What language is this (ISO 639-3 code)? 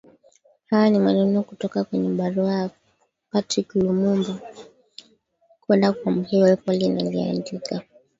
swa